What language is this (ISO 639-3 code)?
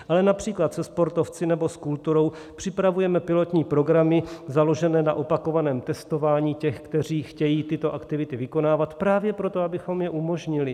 ces